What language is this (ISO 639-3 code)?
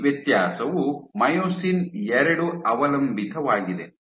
kan